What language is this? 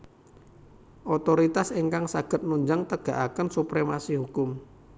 Javanese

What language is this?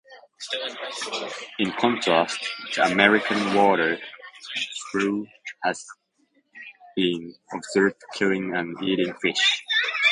English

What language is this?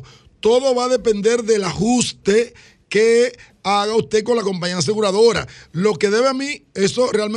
Spanish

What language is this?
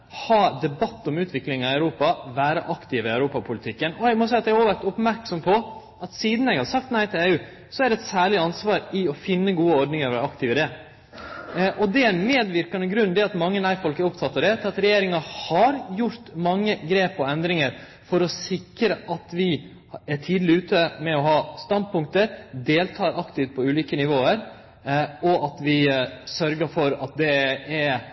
Norwegian Nynorsk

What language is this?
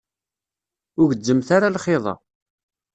Kabyle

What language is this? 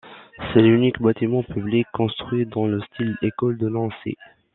French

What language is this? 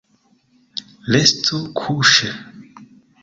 Esperanto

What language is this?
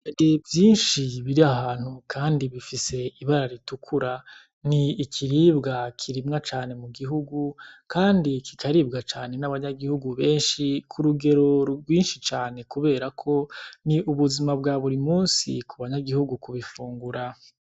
Rundi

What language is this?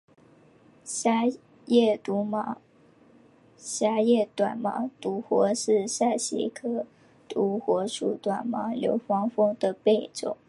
Chinese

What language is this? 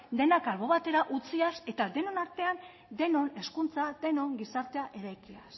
Basque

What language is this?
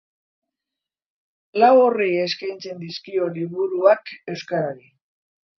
Basque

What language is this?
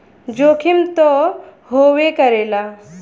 Bhojpuri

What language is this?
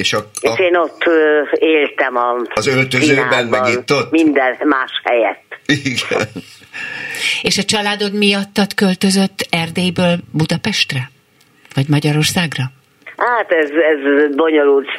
Hungarian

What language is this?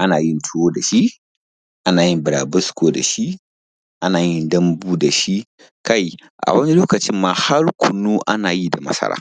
Hausa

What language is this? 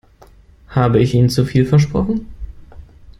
German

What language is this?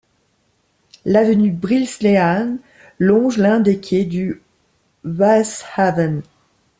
French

